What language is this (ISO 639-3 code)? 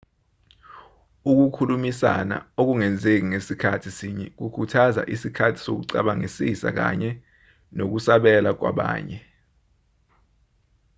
zul